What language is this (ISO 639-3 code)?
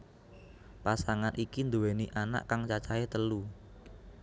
jav